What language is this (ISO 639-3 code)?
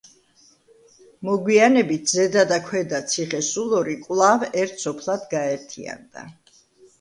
kat